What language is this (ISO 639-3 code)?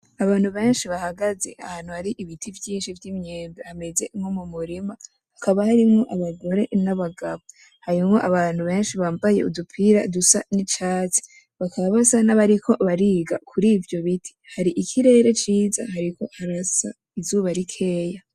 run